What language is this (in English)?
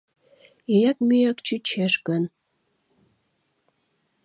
Mari